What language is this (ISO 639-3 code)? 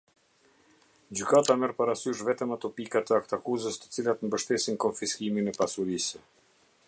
sqi